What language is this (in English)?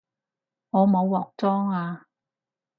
Cantonese